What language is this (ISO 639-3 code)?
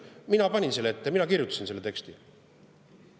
est